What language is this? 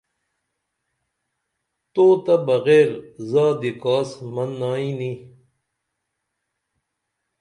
Dameli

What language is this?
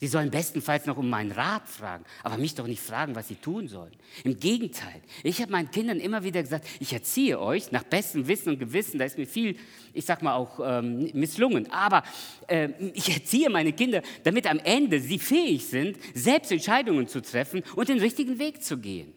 German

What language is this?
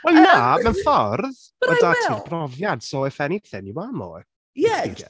Welsh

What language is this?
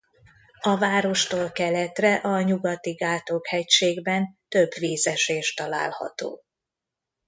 Hungarian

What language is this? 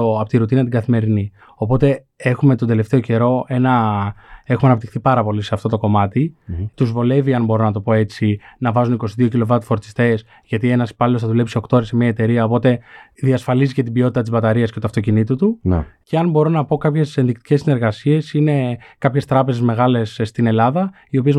Greek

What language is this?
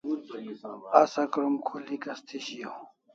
Kalasha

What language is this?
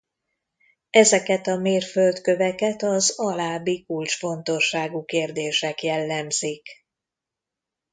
Hungarian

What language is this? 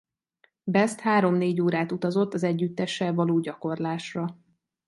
Hungarian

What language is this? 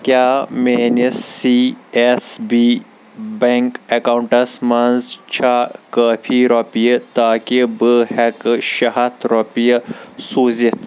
Kashmiri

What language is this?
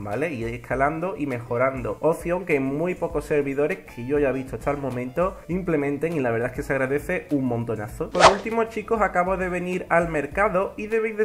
Spanish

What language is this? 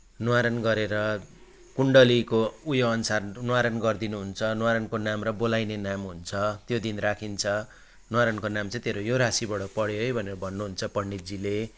Nepali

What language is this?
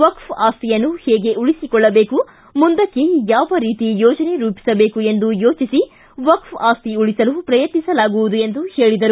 Kannada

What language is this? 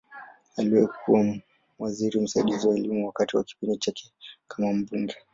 Swahili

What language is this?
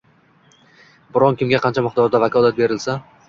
Uzbek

